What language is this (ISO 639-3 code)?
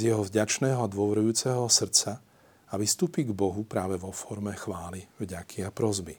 slk